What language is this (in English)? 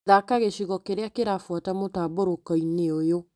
Kikuyu